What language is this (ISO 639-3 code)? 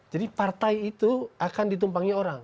ind